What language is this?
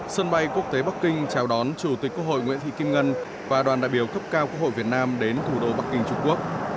Vietnamese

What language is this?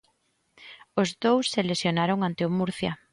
Galician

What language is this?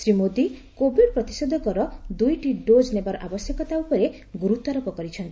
Odia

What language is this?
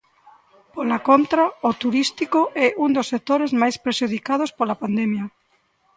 Galician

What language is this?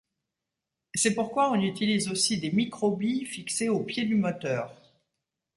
French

